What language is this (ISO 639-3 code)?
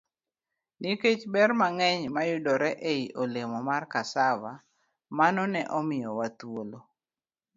luo